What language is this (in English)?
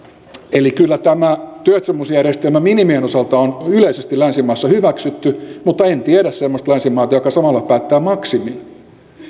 Finnish